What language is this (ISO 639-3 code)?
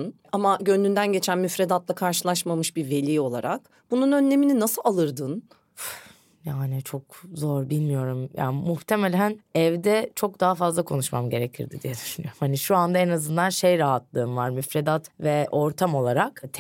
tur